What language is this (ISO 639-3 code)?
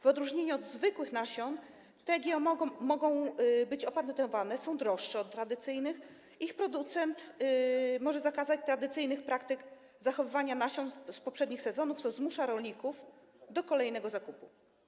pol